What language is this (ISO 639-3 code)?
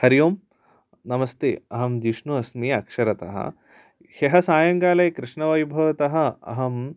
san